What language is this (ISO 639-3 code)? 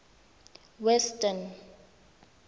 tsn